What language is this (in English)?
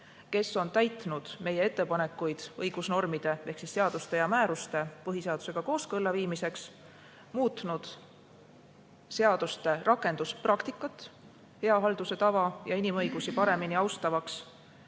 Estonian